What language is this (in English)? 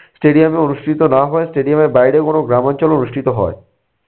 Bangla